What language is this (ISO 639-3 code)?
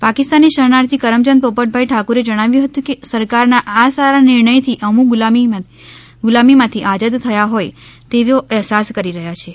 guj